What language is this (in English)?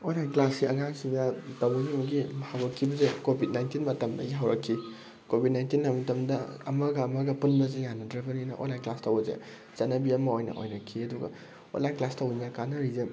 Manipuri